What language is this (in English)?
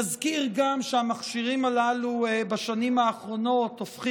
Hebrew